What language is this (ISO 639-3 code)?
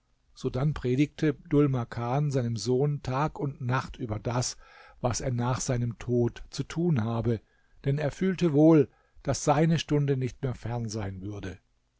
deu